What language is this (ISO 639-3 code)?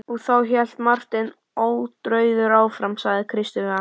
isl